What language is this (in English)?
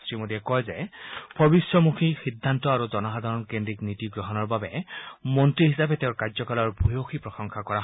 Assamese